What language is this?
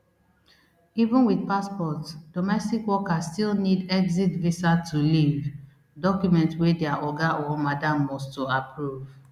Nigerian Pidgin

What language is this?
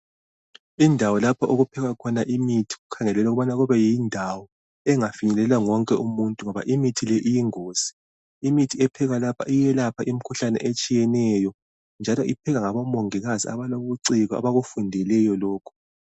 North Ndebele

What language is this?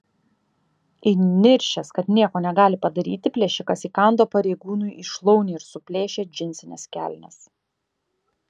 Lithuanian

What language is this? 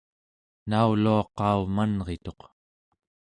Central Yupik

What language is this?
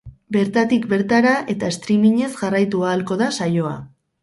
Basque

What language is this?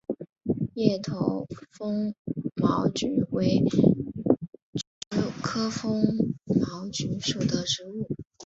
Chinese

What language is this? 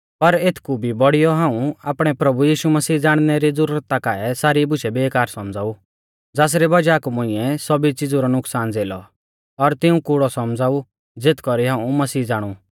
Mahasu Pahari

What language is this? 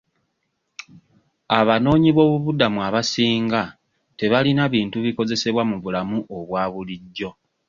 Ganda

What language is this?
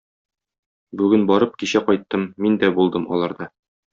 Tatar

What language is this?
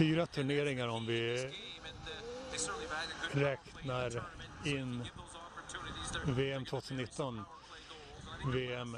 Swedish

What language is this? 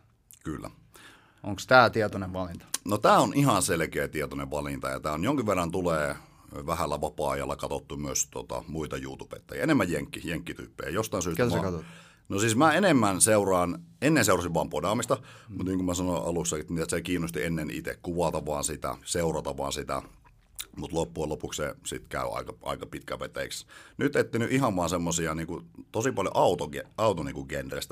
Finnish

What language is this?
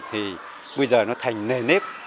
Vietnamese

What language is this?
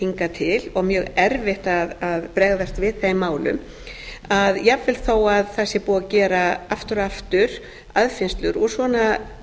Icelandic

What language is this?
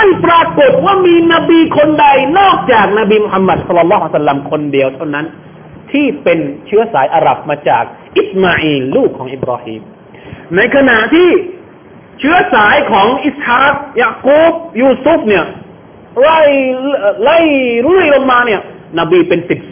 Thai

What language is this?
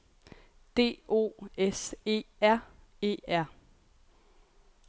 Danish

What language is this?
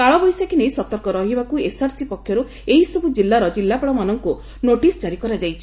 Odia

